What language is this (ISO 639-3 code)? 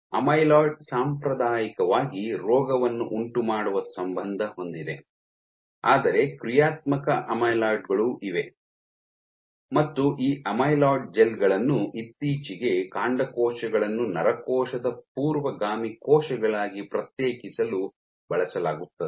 kan